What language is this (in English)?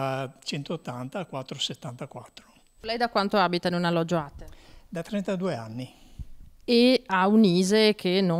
Italian